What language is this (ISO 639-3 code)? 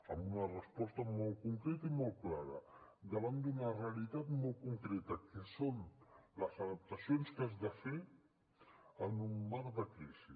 cat